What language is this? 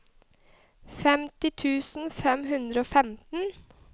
Norwegian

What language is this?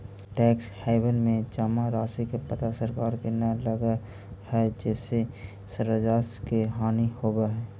Magahi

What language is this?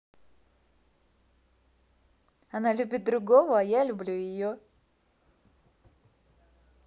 Russian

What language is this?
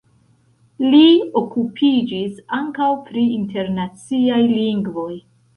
Esperanto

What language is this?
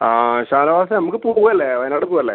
Malayalam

